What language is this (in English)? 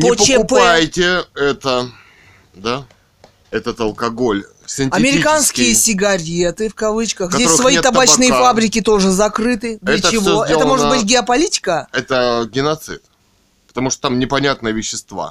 Russian